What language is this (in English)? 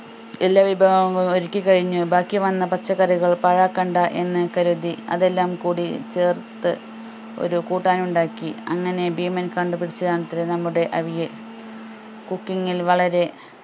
Malayalam